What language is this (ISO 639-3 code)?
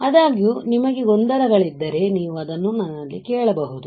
kan